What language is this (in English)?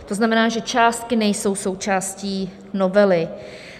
Czech